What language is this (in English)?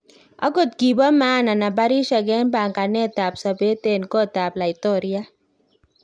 Kalenjin